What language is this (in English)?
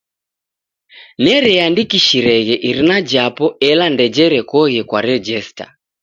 Taita